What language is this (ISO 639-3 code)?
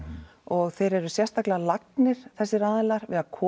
isl